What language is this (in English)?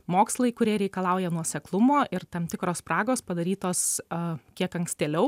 Lithuanian